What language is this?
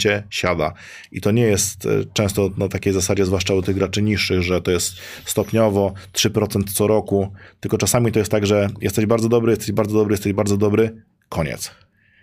Polish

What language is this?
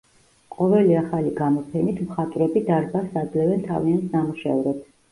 Georgian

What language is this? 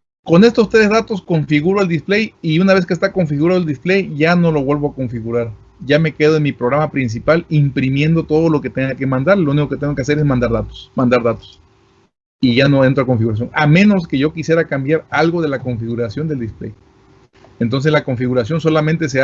Spanish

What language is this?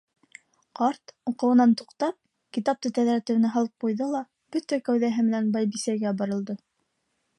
Bashkir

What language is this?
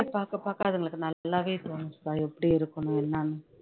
Tamil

